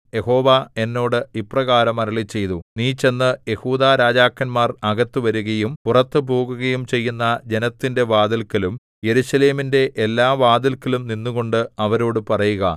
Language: Malayalam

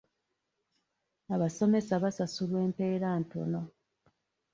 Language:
Ganda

